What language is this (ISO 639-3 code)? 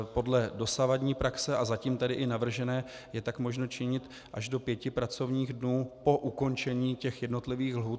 ces